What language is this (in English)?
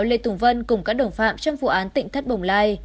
Vietnamese